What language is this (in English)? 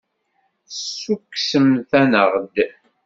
Kabyle